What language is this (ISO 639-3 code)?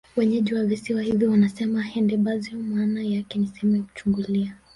swa